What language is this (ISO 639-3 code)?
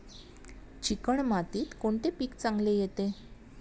mar